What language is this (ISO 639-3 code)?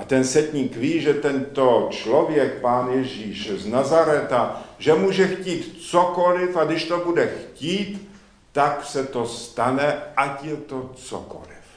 ces